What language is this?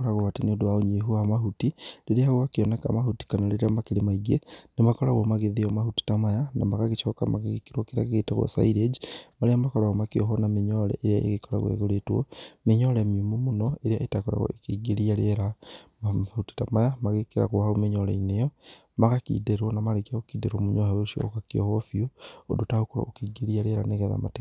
Kikuyu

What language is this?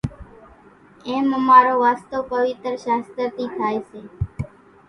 Kachi Koli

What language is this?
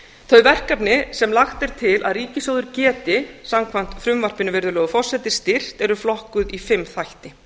Icelandic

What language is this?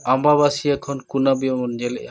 Santali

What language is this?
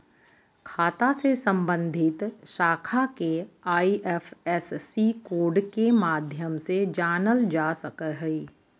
Magahi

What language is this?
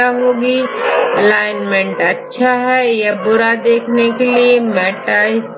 Hindi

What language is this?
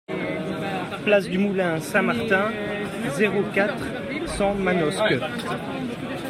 French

